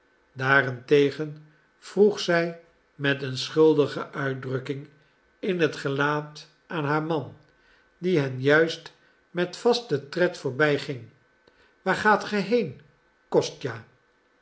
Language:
Dutch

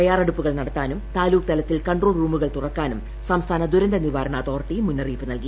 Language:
Malayalam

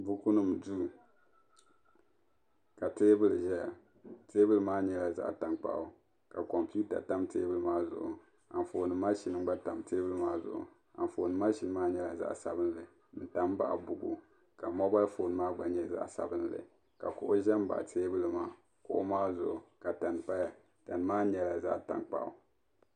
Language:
Dagbani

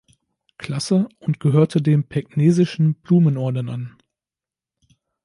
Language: German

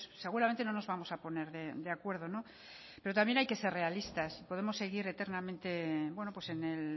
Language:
Spanish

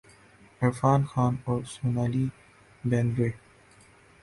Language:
Urdu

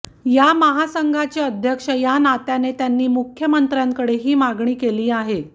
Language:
Marathi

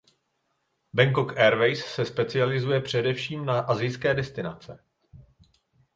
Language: Czech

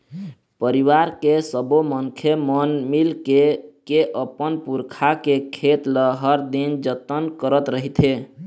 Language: Chhattisgarhi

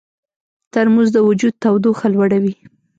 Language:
Pashto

